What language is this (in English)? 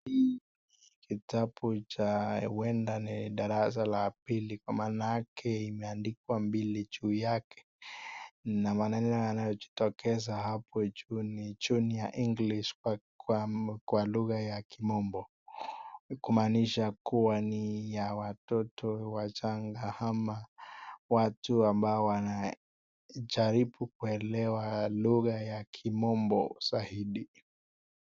Swahili